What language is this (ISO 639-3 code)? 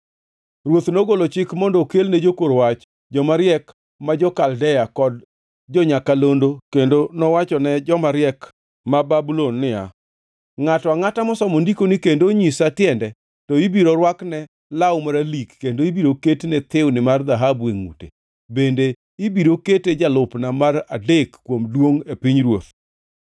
luo